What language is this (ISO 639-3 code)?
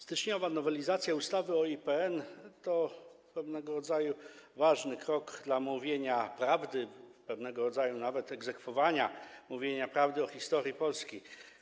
pol